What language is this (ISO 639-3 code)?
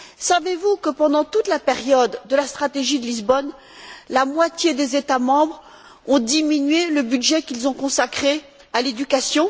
fra